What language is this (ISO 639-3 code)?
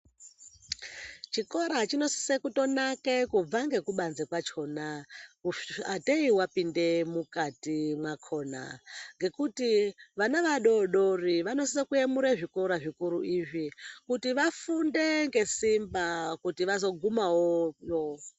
ndc